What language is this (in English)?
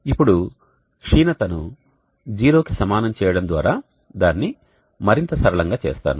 Telugu